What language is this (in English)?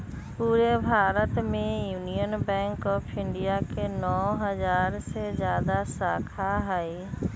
Magahi